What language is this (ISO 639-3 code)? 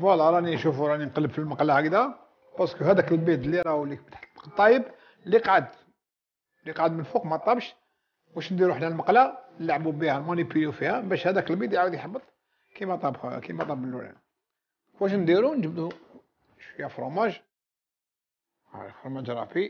ara